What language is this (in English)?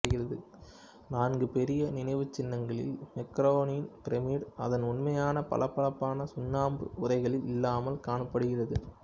Tamil